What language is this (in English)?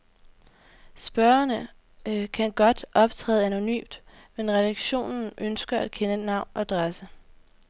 Danish